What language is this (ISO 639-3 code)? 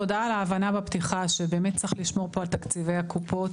heb